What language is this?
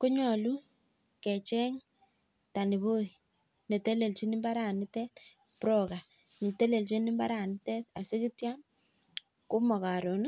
Kalenjin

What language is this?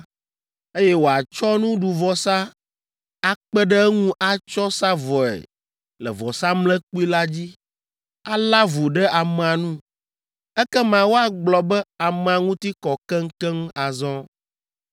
Ewe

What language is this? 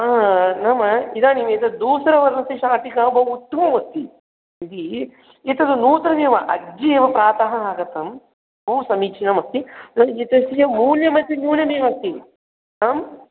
Sanskrit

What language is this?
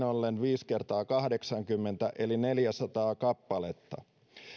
Finnish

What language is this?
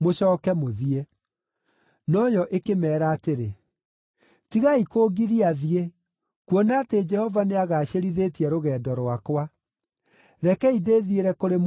Kikuyu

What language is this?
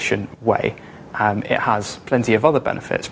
Indonesian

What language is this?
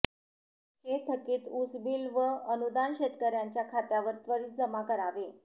Marathi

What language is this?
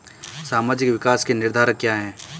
Hindi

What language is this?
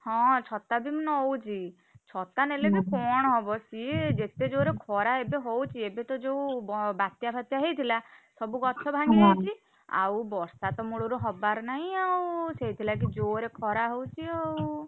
Odia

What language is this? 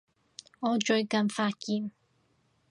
Cantonese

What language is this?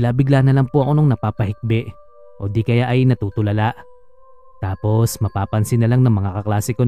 Filipino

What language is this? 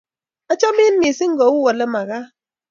Kalenjin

